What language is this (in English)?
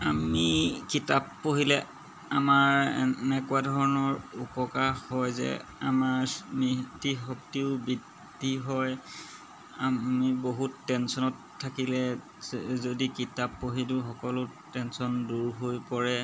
Assamese